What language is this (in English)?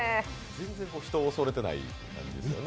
Japanese